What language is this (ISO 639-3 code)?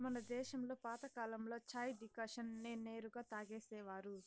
tel